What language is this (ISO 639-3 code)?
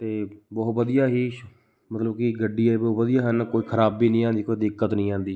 pan